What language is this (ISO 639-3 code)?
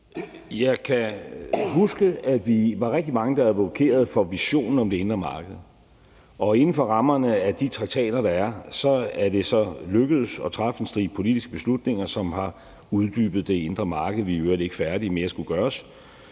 dan